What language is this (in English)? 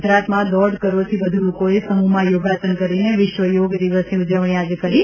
Gujarati